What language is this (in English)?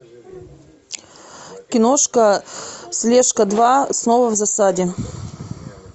Russian